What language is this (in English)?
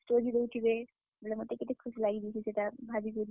Odia